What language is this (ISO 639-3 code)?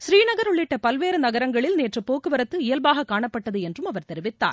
tam